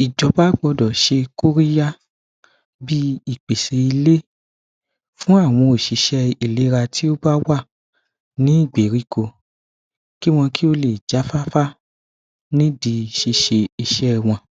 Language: Yoruba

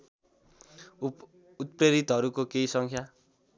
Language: Nepali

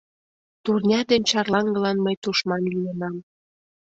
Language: Mari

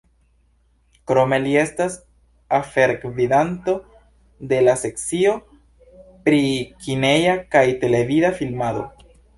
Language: Esperanto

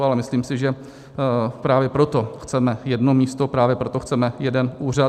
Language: Czech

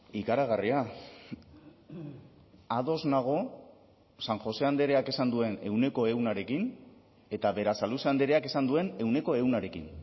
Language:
Basque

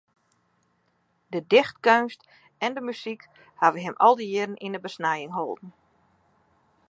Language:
Western Frisian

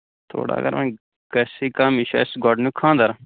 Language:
Kashmiri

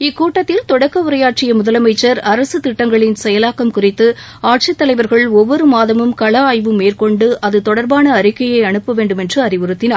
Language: Tamil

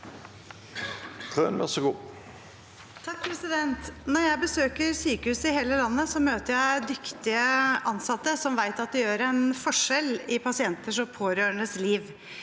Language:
Norwegian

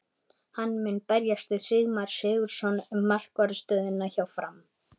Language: Icelandic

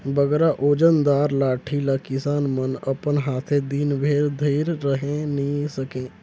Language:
Chhattisgarhi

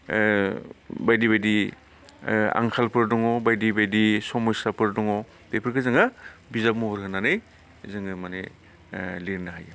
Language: Bodo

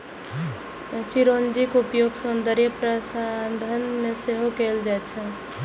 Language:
Maithili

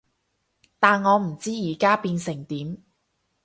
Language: Cantonese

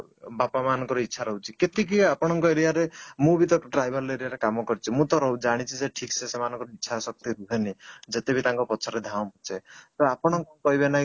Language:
Odia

